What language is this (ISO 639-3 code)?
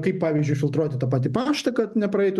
lit